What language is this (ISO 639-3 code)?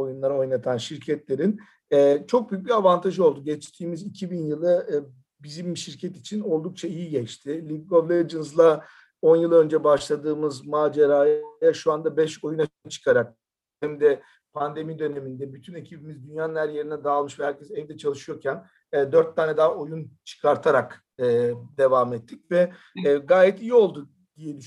tur